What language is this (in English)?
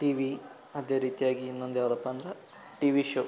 Kannada